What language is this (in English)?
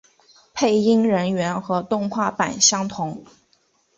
Chinese